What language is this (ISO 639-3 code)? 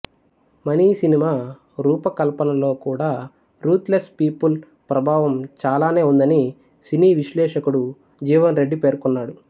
tel